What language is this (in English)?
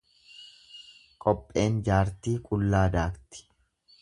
Oromo